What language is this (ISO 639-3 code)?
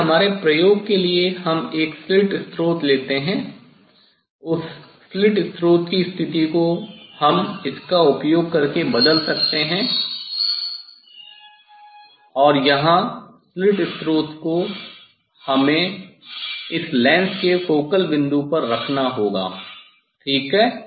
hin